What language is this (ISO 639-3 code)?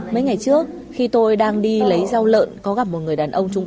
vie